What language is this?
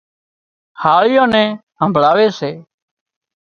Wadiyara Koli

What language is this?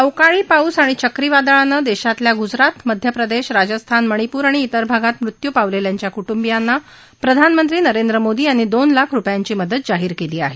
Marathi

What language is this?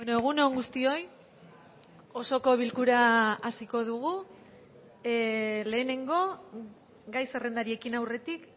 Basque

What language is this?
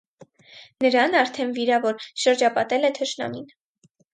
Armenian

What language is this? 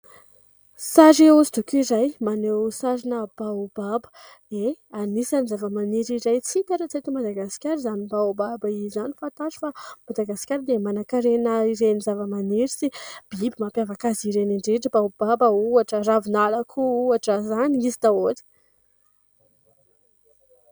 Malagasy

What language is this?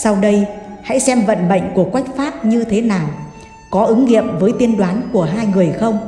Vietnamese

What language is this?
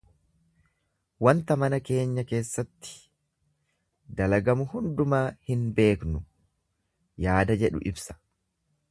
Oromo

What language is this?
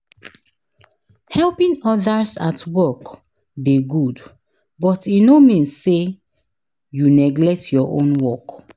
Nigerian Pidgin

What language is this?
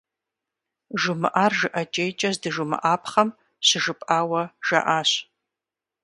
Kabardian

